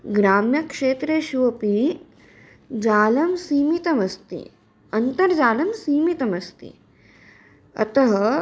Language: Sanskrit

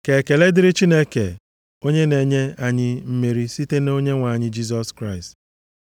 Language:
Igbo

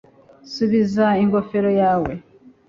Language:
Kinyarwanda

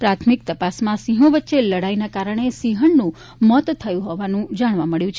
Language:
Gujarati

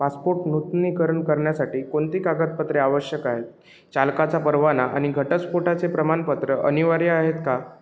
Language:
Marathi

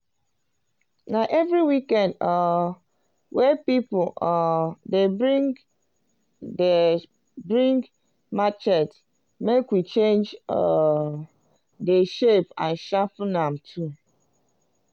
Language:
Nigerian Pidgin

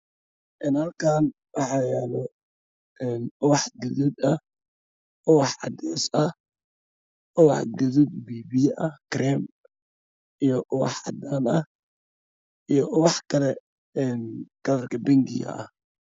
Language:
Somali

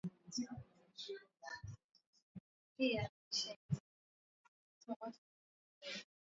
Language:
Swahili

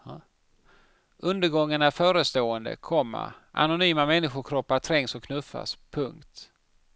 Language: Swedish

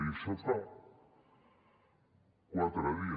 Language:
Catalan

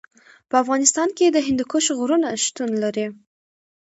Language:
Pashto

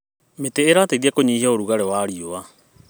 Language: Kikuyu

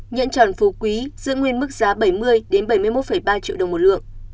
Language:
Vietnamese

